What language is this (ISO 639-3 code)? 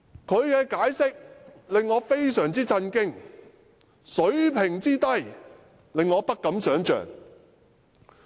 yue